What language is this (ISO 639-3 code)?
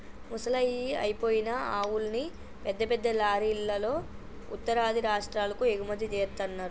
tel